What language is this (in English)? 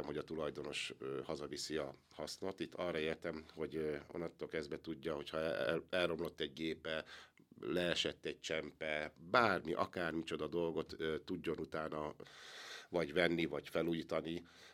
Hungarian